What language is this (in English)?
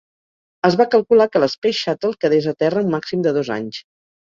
Catalan